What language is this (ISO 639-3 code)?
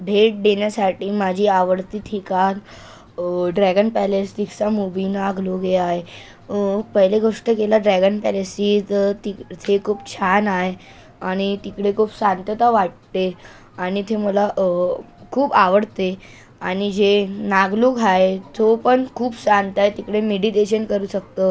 mar